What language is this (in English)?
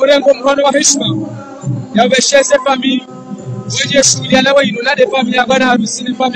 Arabic